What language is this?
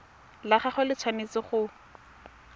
Tswana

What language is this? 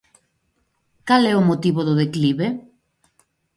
Galician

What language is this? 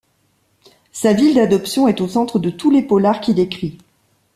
French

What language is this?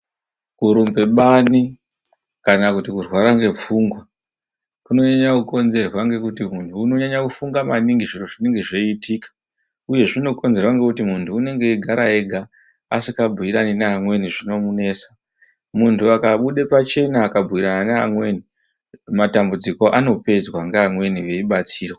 Ndau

